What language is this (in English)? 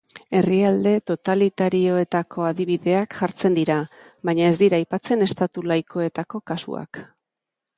Basque